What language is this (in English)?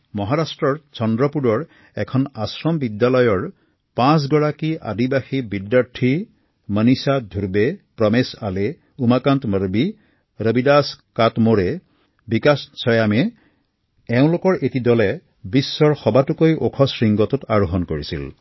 Assamese